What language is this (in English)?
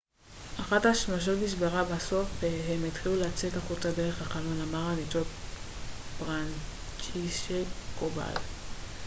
Hebrew